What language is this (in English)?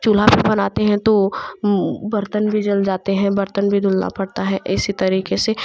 Hindi